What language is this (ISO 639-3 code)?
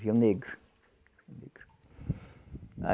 por